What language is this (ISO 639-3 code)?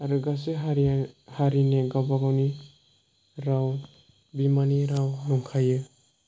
brx